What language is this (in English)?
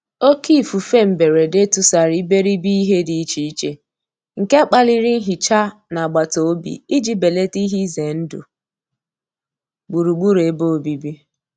Igbo